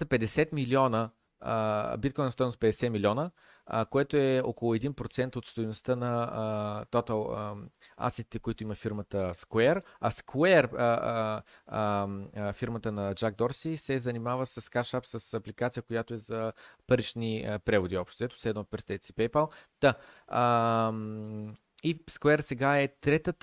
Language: Bulgarian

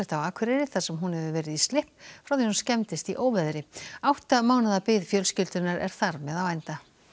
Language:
Icelandic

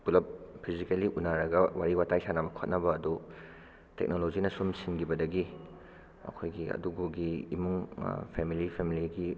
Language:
Manipuri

